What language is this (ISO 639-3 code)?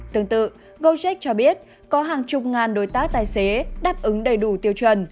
vie